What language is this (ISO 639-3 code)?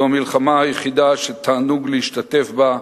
heb